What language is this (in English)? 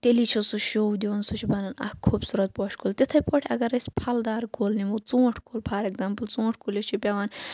Kashmiri